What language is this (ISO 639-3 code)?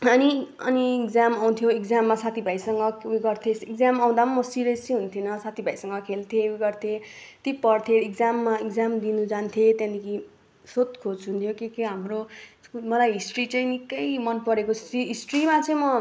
nep